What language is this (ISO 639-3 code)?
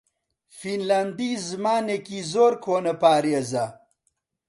ckb